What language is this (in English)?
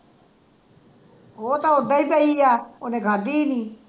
Punjabi